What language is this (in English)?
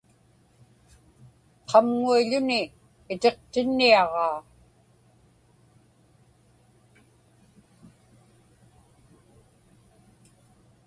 Inupiaq